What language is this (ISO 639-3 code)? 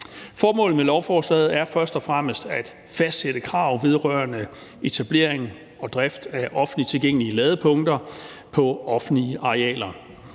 dan